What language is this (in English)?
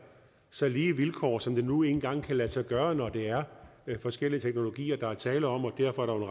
Danish